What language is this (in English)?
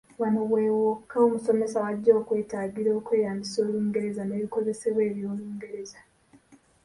Ganda